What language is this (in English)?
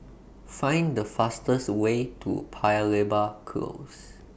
English